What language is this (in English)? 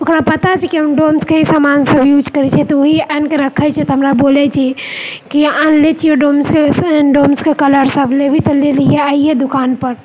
Maithili